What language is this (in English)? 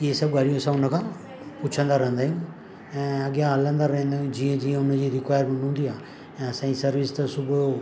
Sindhi